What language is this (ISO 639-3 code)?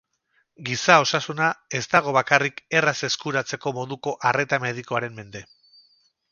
eus